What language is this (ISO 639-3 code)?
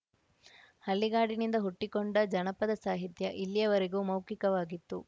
kan